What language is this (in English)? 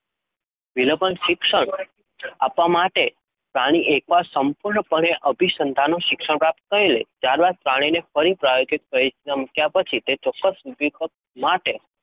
Gujarati